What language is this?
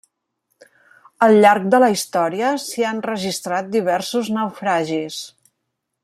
Catalan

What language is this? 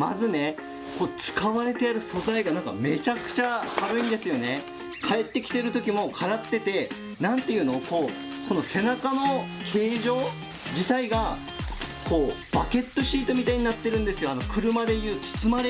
Japanese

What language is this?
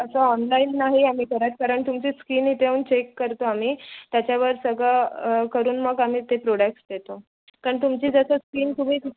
Marathi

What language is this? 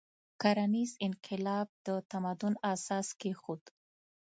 Pashto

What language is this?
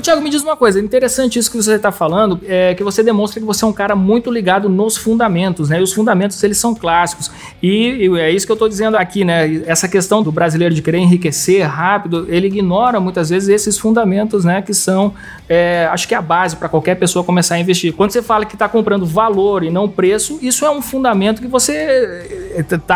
Portuguese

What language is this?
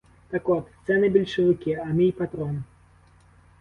Ukrainian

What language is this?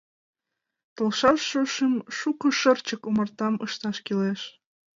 Mari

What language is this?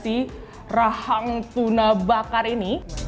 Indonesian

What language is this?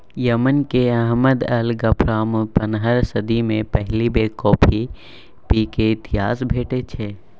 Maithili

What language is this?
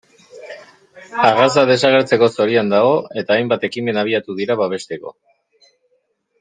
Basque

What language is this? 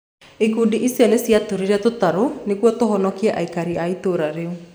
Kikuyu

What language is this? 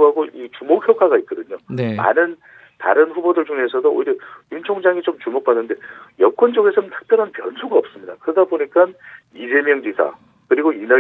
Korean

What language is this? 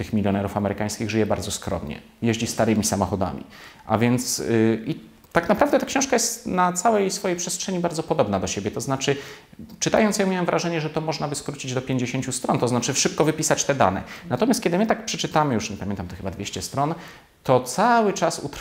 Polish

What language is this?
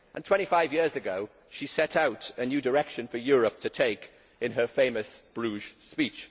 English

